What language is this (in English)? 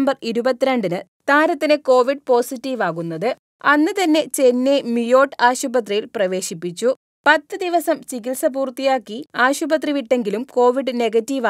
Turkish